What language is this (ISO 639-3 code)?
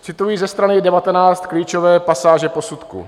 ces